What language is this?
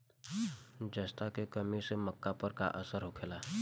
Bhojpuri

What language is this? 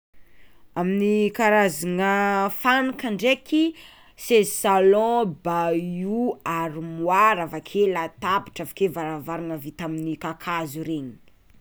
Tsimihety Malagasy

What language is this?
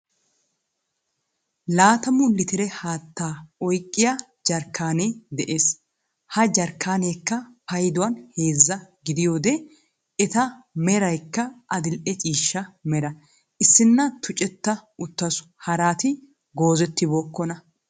Wolaytta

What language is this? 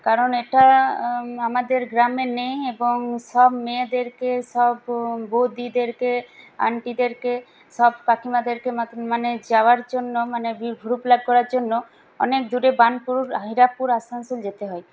Bangla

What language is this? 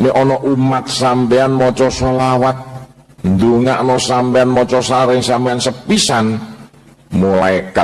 Indonesian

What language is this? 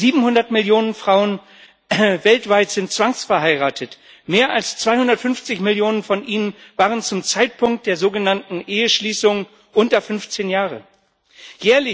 German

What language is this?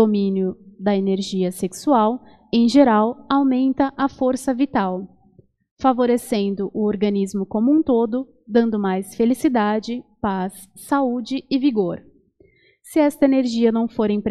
Portuguese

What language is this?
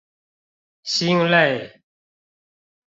Chinese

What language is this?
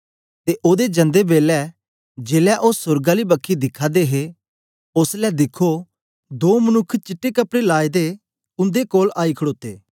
Dogri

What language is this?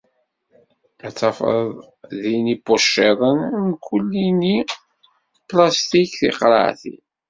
Kabyle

